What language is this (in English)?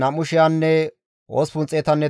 Gamo